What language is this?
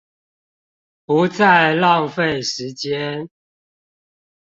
Chinese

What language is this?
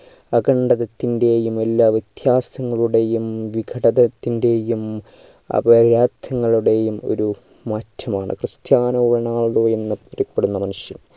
Malayalam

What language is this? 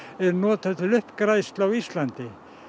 Icelandic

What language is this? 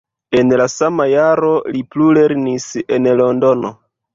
Esperanto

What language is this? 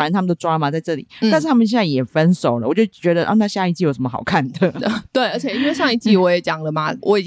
Chinese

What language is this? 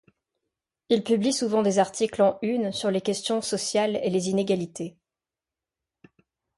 French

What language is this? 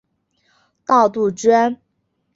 Chinese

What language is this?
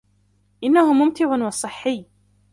Arabic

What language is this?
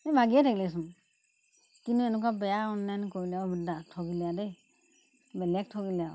Assamese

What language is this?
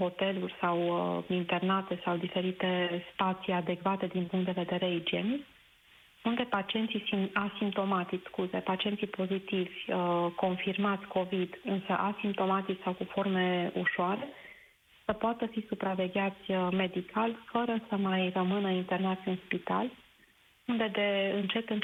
Romanian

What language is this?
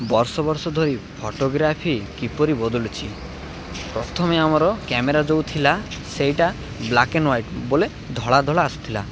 Odia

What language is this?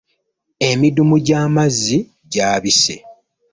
Ganda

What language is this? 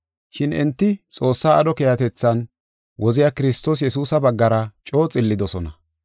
Gofa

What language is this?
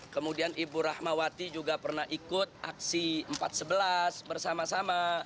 Indonesian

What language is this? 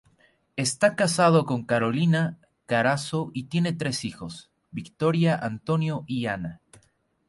Spanish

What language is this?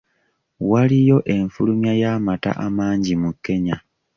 Ganda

